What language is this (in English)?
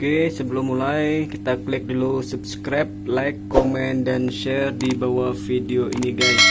Indonesian